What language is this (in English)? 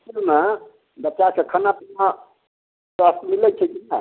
Maithili